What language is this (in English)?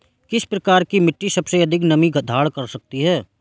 Hindi